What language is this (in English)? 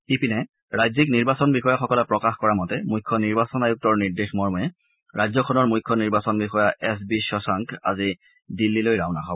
Assamese